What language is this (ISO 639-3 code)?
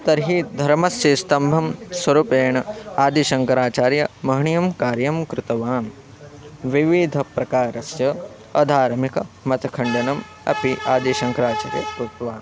san